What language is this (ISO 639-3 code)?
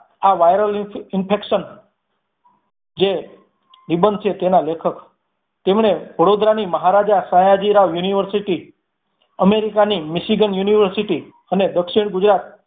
guj